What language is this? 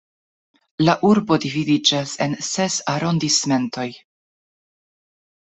Esperanto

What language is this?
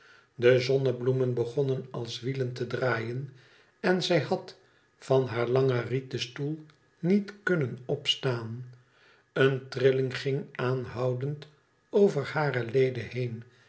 Dutch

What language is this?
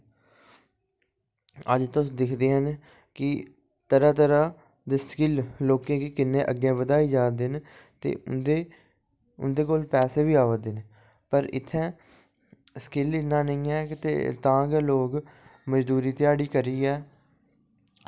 Dogri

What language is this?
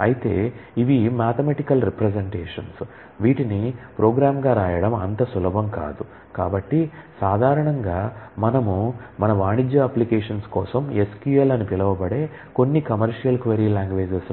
Telugu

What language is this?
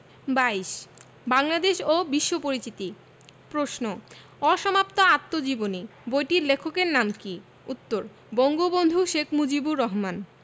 Bangla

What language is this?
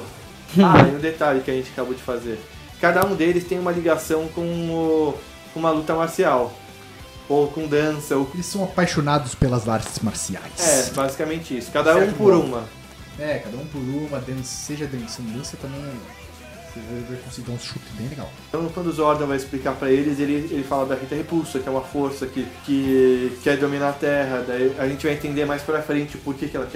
Portuguese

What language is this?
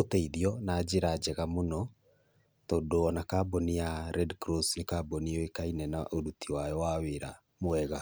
Kikuyu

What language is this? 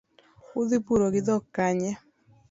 Luo (Kenya and Tanzania)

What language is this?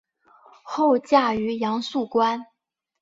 Chinese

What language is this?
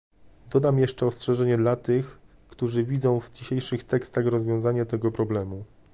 Polish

